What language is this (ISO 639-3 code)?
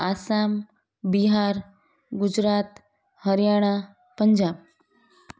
snd